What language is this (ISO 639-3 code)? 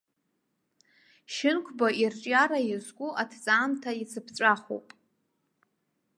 abk